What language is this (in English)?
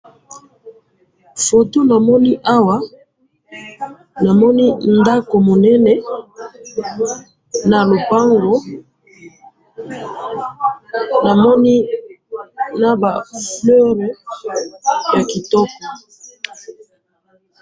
Lingala